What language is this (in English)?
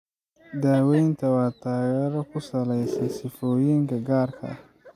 Somali